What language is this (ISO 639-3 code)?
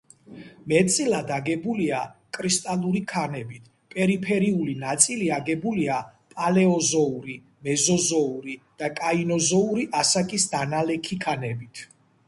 kat